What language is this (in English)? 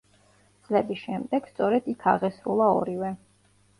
Georgian